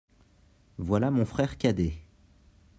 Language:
French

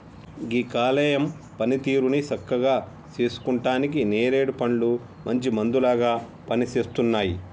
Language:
Telugu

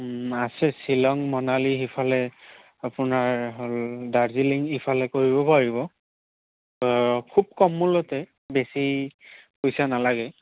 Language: Assamese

